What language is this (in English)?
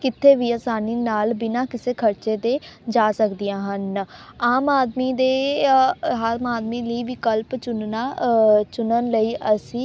Punjabi